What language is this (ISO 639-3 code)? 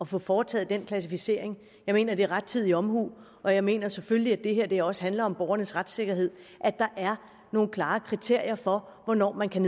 dan